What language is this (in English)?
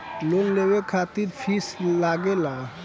Bhojpuri